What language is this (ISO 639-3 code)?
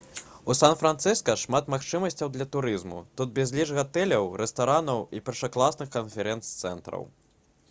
bel